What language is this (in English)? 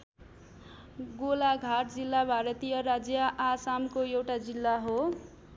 Nepali